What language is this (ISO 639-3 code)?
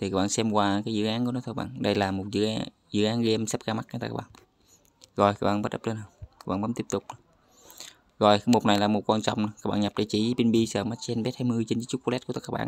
vie